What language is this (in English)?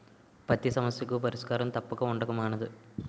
Telugu